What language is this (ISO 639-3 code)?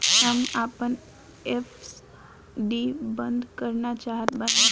bho